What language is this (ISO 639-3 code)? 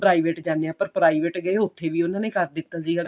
pan